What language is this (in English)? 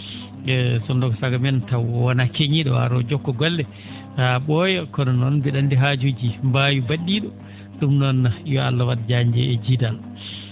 Fula